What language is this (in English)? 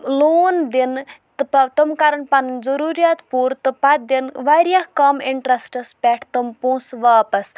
Kashmiri